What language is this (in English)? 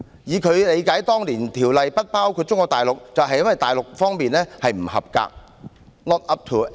Cantonese